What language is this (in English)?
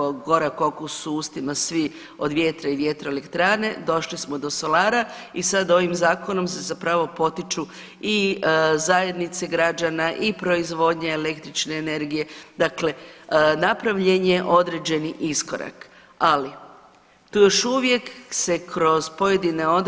Croatian